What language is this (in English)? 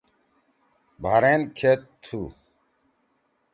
Torwali